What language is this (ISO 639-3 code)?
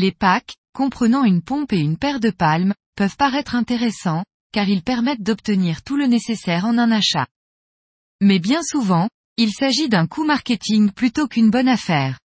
fra